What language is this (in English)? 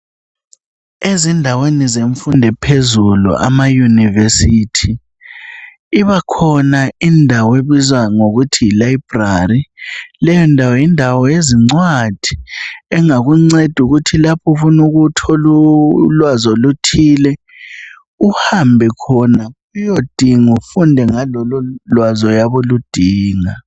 North Ndebele